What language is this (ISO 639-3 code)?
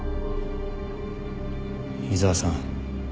jpn